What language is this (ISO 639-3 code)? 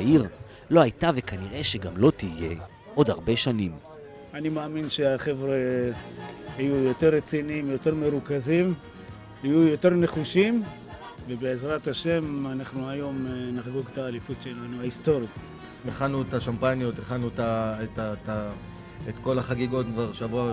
heb